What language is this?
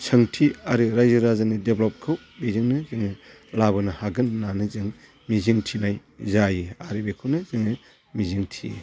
Bodo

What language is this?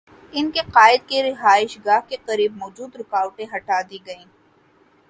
Urdu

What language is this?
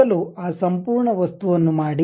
Kannada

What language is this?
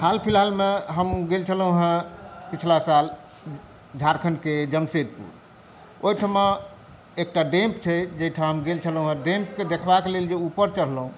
Maithili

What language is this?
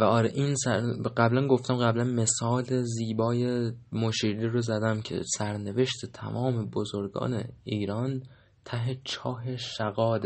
Persian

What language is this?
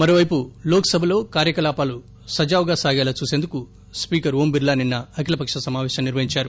Telugu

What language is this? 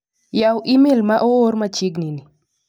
Luo (Kenya and Tanzania)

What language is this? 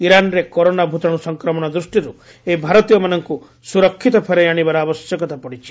Odia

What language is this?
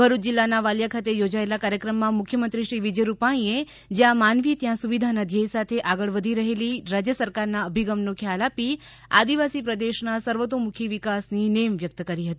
Gujarati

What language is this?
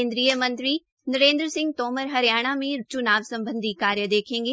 Hindi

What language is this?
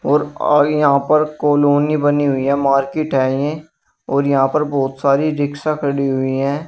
Hindi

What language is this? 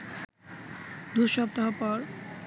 Bangla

